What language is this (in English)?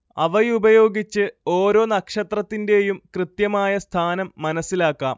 Malayalam